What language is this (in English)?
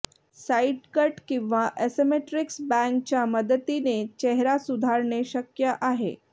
Marathi